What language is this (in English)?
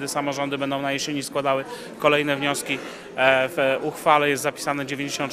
Polish